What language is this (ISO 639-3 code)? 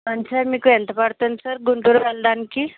tel